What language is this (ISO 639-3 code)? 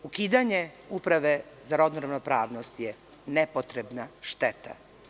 srp